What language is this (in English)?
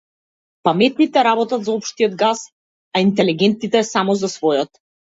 Macedonian